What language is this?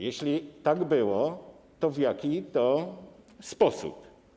Polish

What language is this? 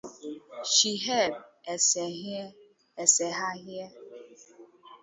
Igbo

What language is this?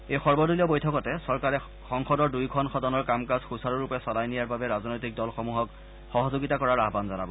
Assamese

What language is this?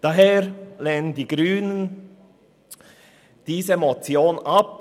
Swiss German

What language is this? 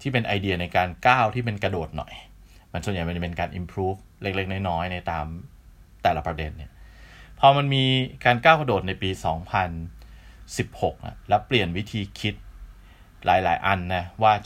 Thai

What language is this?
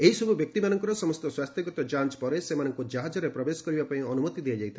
Odia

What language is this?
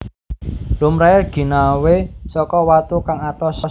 Javanese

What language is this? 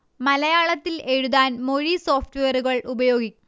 Malayalam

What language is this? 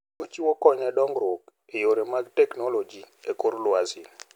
Luo (Kenya and Tanzania)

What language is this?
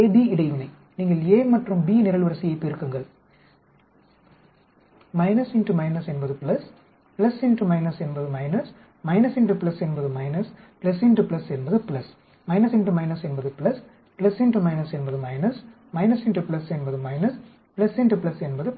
Tamil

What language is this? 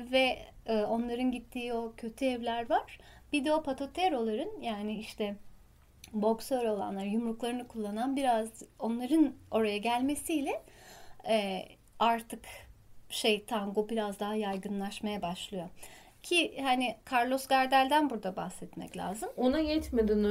Turkish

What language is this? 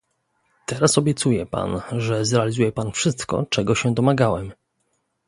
Polish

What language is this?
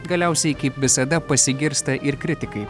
Lithuanian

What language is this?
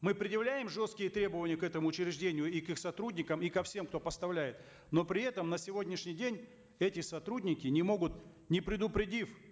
Kazakh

